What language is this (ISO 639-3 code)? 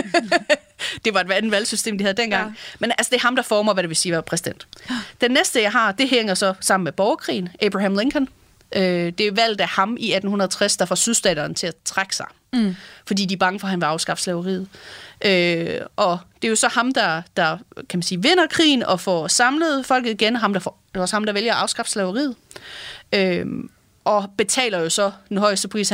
dan